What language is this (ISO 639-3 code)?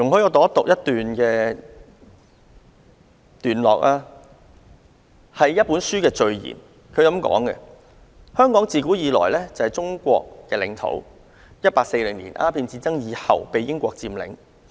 yue